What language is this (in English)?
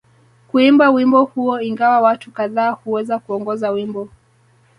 Swahili